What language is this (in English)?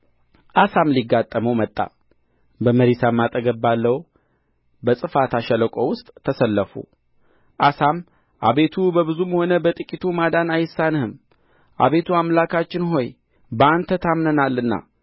Amharic